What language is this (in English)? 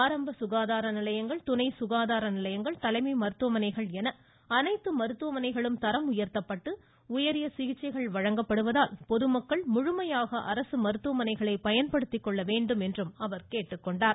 Tamil